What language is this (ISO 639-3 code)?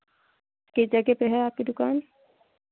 hin